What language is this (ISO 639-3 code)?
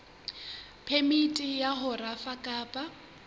sot